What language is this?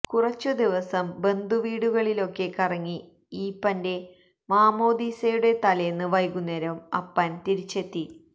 Malayalam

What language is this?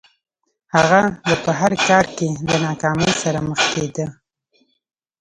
Pashto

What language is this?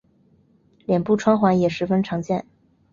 Chinese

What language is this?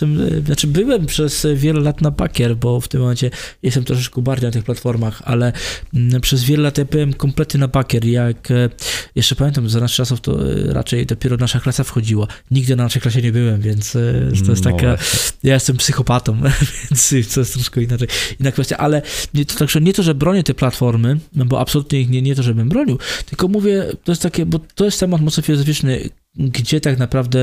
Polish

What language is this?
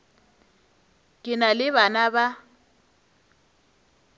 Northern Sotho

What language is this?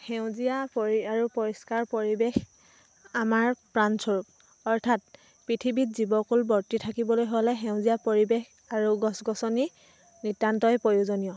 Assamese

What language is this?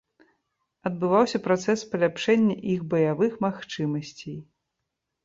Belarusian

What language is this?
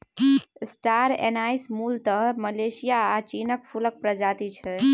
Maithili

